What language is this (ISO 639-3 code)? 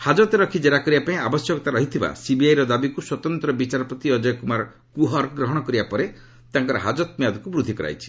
ori